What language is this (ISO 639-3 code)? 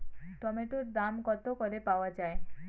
ben